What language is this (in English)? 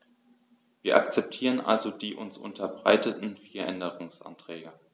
German